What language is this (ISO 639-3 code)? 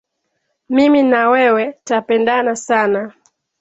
swa